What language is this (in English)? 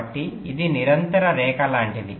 Telugu